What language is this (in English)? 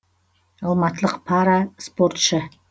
Kazakh